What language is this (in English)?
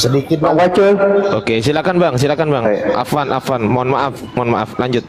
Indonesian